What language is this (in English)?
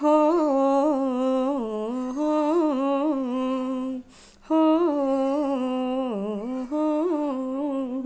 Punjabi